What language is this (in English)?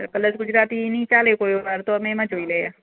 Gujarati